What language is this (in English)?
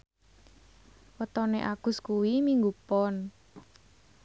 Javanese